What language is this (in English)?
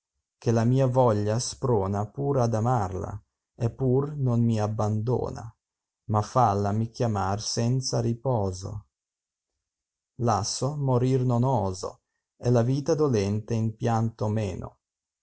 Italian